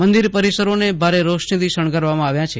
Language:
Gujarati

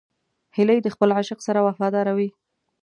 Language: Pashto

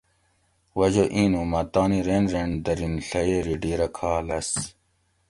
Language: Gawri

